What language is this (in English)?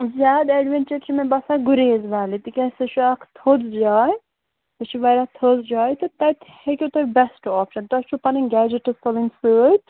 Kashmiri